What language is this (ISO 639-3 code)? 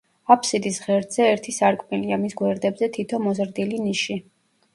kat